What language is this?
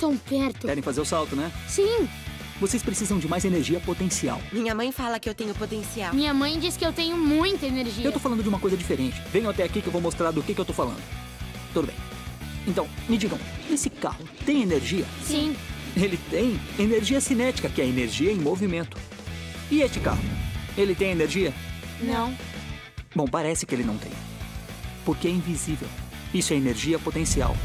Portuguese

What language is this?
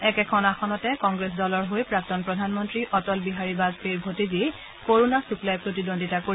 Assamese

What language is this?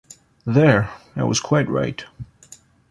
English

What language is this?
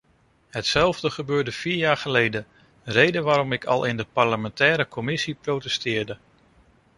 Dutch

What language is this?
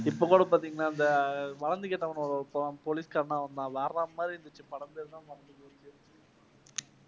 Tamil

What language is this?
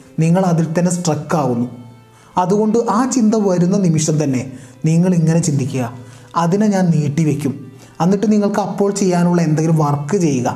Malayalam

